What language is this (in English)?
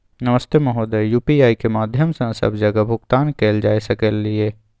Maithili